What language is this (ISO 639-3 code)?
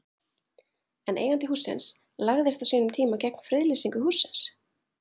isl